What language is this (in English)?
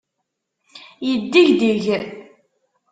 Kabyle